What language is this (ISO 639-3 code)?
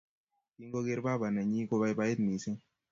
kln